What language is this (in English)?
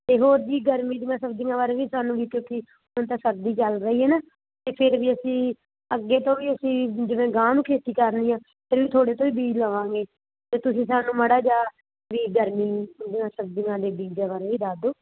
Punjabi